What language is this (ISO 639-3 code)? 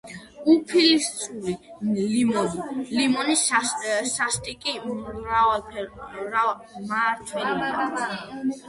kat